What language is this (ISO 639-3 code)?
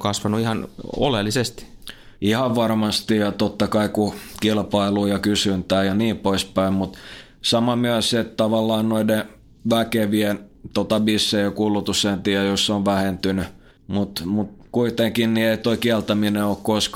fin